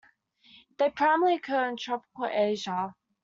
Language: English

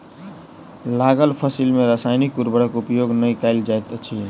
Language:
Maithili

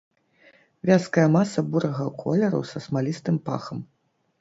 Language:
Belarusian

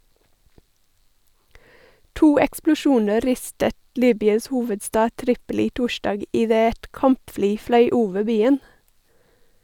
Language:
Norwegian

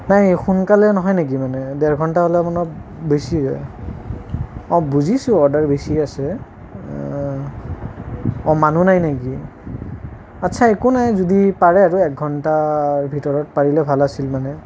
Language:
Assamese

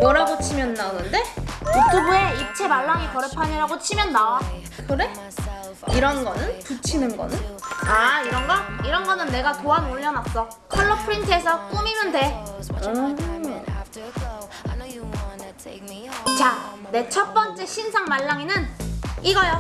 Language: Korean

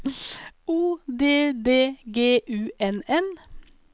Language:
Norwegian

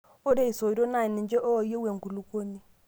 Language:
Masai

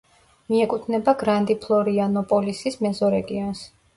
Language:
Georgian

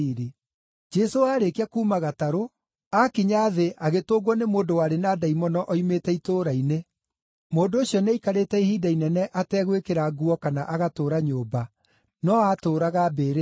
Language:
Kikuyu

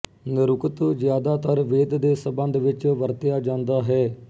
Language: Punjabi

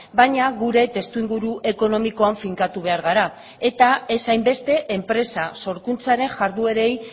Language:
Basque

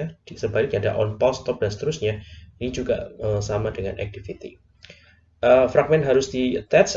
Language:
Indonesian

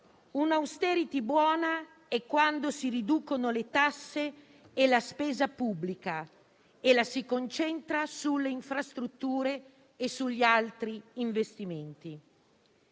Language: Italian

